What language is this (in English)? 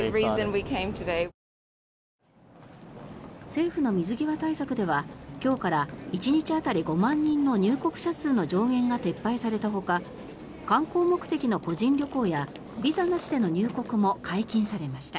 Japanese